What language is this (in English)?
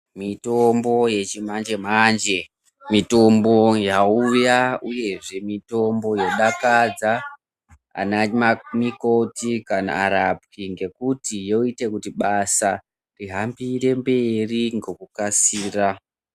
Ndau